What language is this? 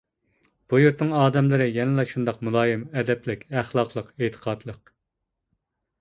Uyghur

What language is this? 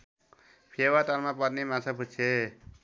Nepali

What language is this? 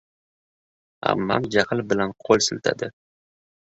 Uzbek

